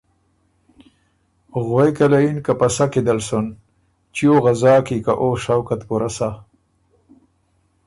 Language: Ormuri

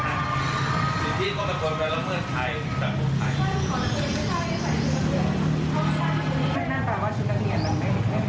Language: Thai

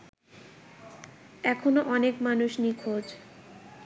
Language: Bangla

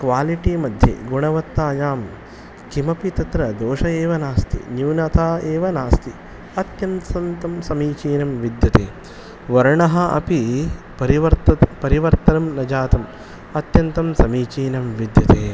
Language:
Sanskrit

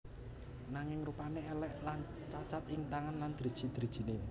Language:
Javanese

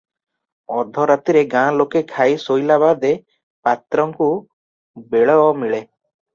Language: Odia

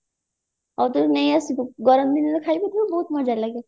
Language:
Odia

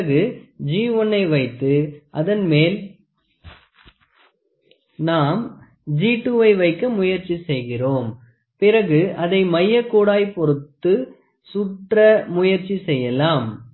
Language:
Tamil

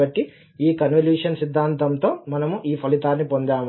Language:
Telugu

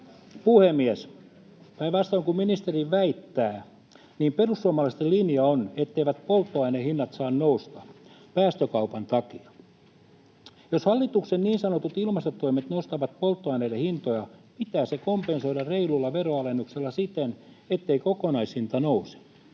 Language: Finnish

